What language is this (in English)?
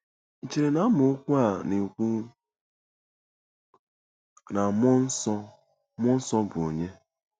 Igbo